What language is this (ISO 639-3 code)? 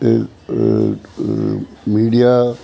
snd